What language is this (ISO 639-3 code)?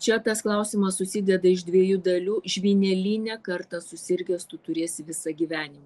lit